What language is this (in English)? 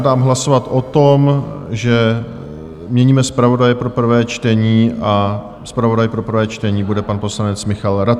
Czech